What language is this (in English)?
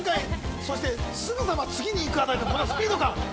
Japanese